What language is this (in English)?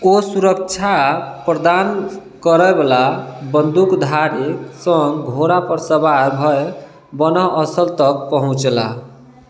Maithili